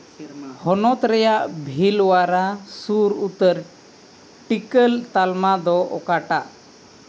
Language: Santali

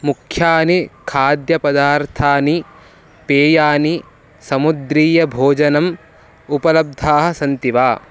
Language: Sanskrit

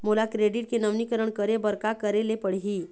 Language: Chhattisgarhi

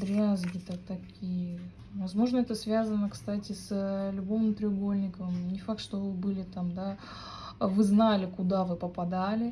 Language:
Russian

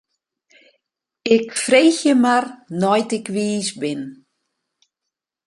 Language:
Western Frisian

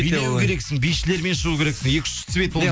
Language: Kazakh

